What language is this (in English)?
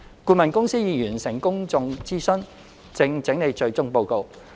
Cantonese